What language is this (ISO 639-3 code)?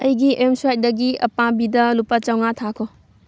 mni